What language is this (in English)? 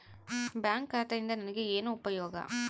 Kannada